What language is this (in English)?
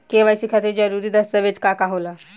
Bhojpuri